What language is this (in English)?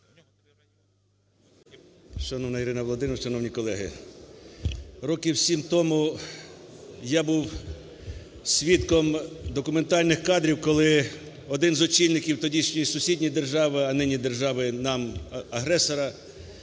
Ukrainian